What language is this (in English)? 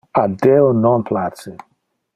Interlingua